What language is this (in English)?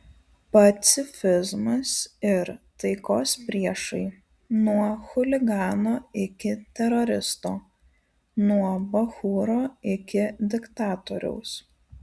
Lithuanian